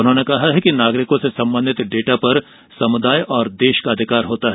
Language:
Hindi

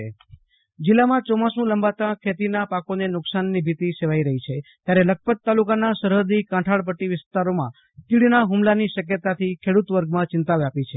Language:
Gujarati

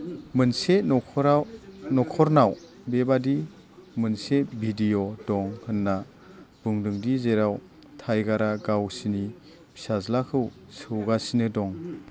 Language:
Bodo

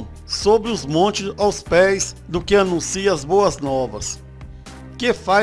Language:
Portuguese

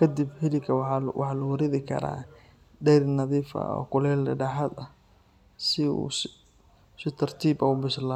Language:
Somali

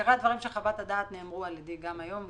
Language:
Hebrew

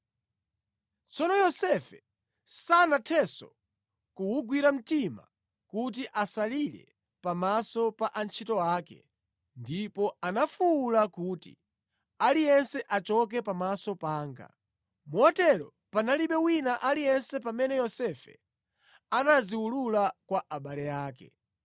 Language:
Nyanja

